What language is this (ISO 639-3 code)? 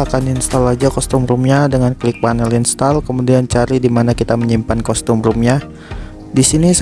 ind